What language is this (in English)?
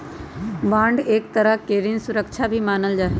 Magahi